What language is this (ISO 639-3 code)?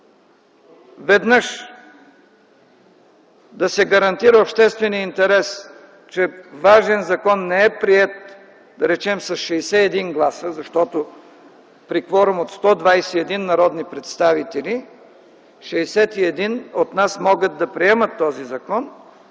bul